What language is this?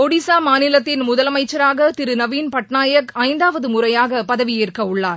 Tamil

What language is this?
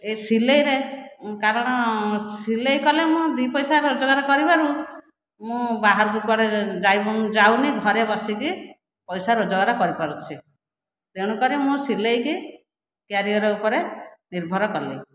Odia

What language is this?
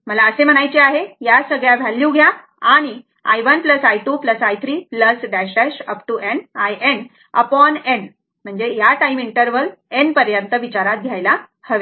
Marathi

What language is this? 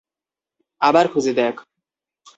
Bangla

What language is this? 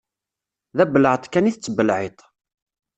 Kabyle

